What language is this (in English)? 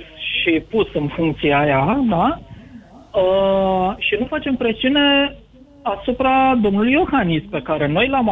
Romanian